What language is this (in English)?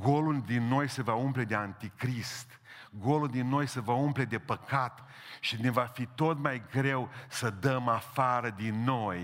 Romanian